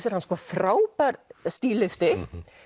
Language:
Icelandic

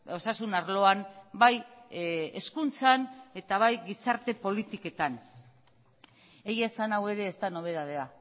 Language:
Basque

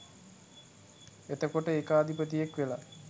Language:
Sinhala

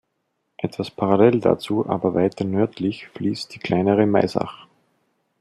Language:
German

